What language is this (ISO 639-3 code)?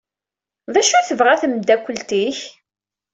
kab